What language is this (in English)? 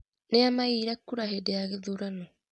Kikuyu